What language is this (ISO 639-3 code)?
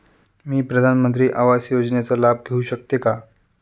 mar